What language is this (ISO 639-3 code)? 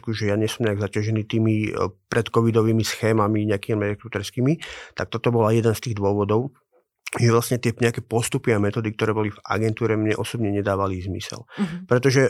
slk